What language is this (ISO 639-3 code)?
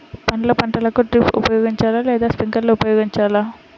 tel